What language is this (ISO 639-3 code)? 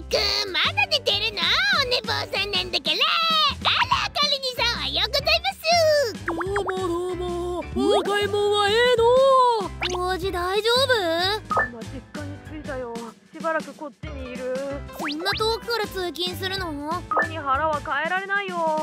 jpn